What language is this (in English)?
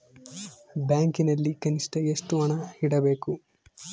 Kannada